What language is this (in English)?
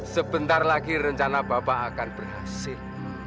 Indonesian